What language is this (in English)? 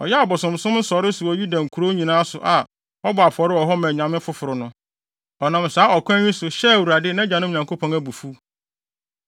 Akan